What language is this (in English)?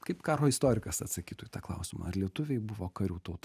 Lithuanian